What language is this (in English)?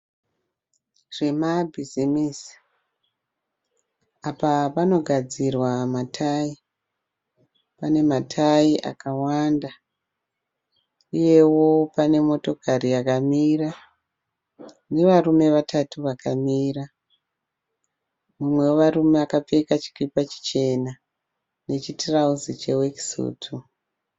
Shona